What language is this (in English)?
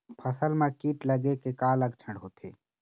Chhattisgarhi